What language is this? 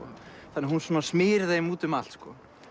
Icelandic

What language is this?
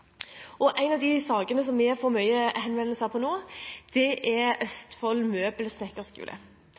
Norwegian Bokmål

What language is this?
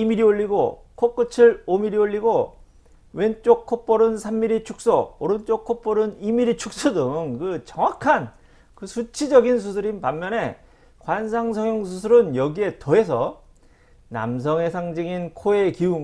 Korean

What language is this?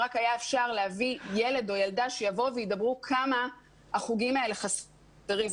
Hebrew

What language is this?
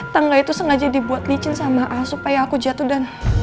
Indonesian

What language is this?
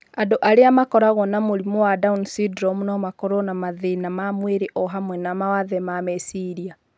Kikuyu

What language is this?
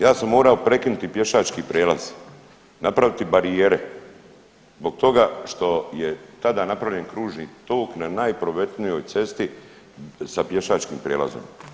Croatian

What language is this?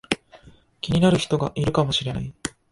Japanese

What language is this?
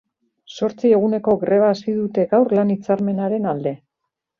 Basque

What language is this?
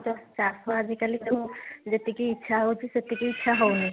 Odia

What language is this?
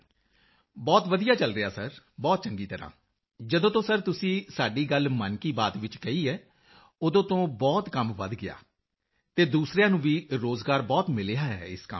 Punjabi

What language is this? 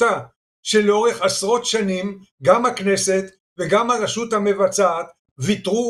Hebrew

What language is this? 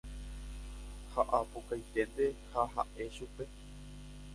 Guarani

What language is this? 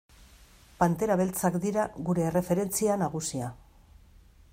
Basque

